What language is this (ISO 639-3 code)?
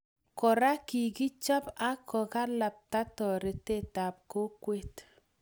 kln